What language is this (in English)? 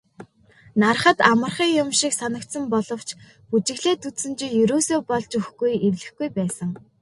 Mongolian